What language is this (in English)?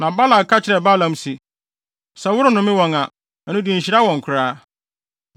Akan